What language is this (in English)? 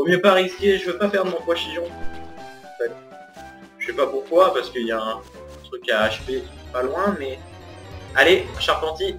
French